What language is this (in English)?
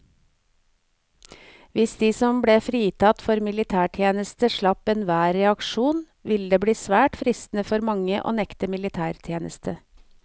Norwegian